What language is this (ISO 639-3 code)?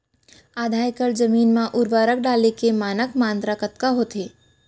hne